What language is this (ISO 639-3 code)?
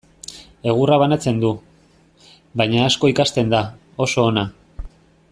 eus